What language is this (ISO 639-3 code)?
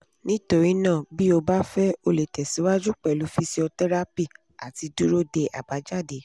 yor